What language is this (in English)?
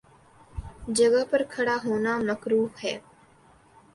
Urdu